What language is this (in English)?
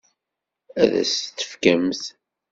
Kabyle